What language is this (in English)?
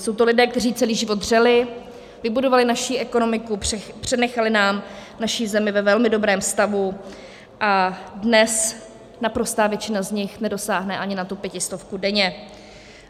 Czech